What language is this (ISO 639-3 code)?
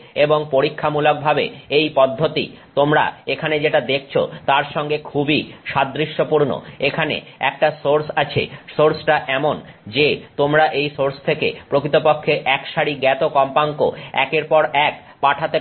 ben